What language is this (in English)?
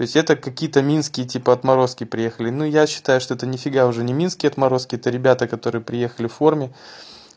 Russian